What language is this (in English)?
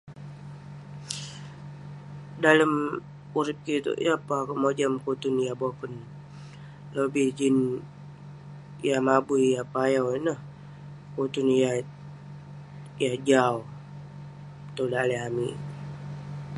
Western Penan